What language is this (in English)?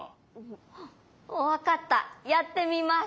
Japanese